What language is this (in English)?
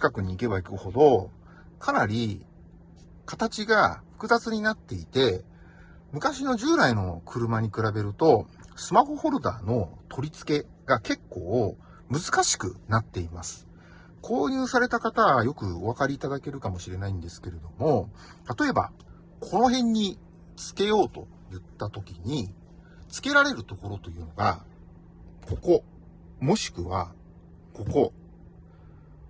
Japanese